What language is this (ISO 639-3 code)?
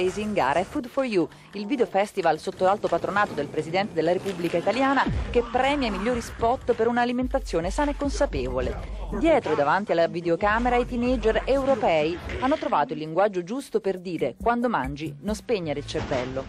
ita